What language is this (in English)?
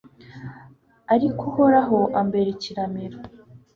Kinyarwanda